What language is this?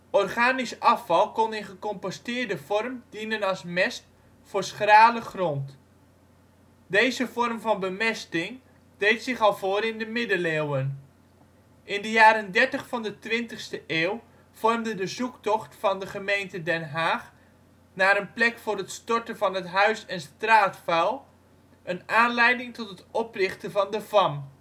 Dutch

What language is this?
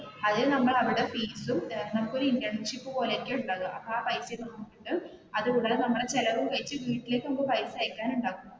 Malayalam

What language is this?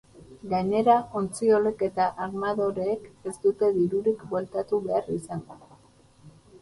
Basque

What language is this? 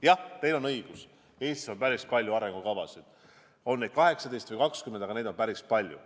Estonian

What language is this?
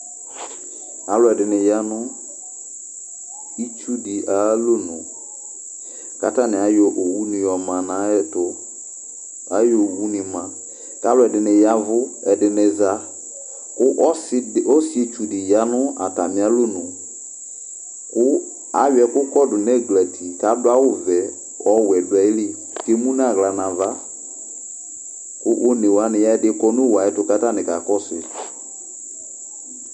Ikposo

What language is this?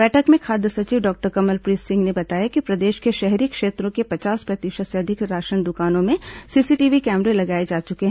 Hindi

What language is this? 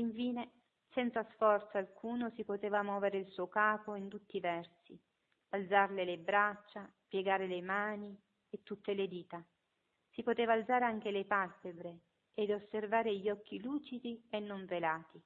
Italian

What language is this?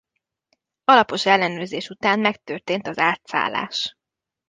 Hungarian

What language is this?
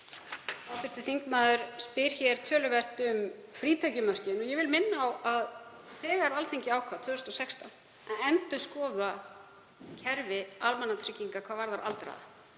Icelandic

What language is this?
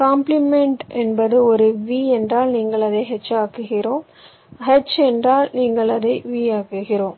Tamil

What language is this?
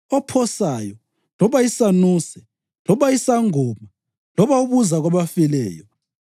North Ndebele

